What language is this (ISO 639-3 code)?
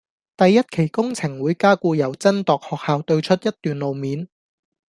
yue